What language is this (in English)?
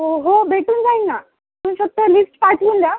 Marathi